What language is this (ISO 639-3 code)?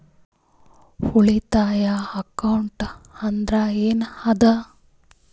kan